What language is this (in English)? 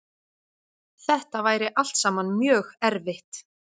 Icelandic